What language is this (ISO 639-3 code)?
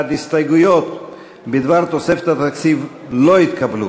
heb